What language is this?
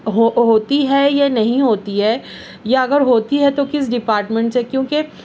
Urdu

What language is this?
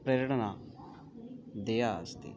Sanskrit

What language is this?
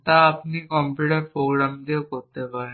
Bangla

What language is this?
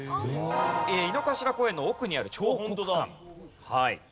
Japanese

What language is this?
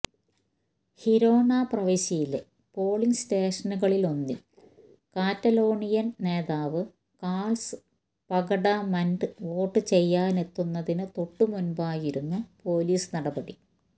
Malayalam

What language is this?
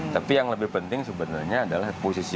Indonesian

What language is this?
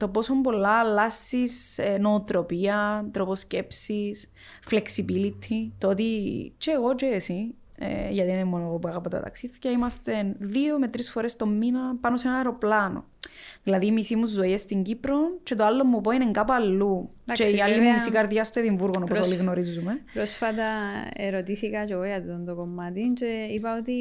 Greek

